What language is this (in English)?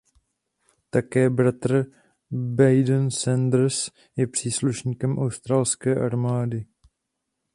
Czech